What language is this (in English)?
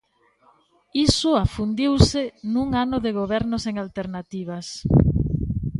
Galician